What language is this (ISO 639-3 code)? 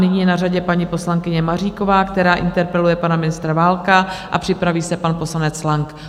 ces